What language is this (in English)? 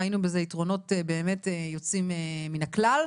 Hebrew